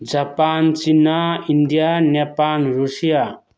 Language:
Manipuri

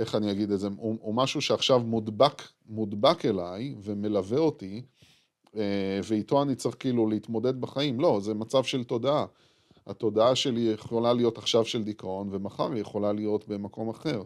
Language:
Hebrew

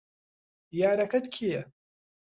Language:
Central Kurdish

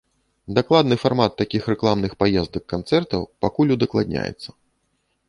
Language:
Belarusian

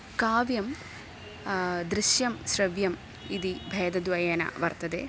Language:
Sanskrit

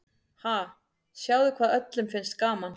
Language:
Icelandic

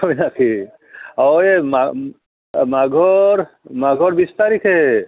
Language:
Assamese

